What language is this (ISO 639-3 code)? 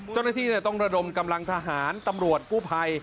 tha